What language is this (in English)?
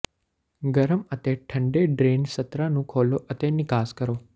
Punjabi